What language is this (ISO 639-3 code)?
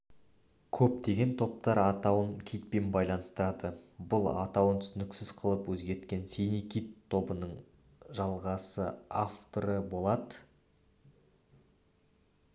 kaz